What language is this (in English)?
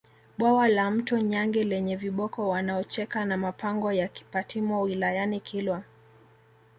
Swahili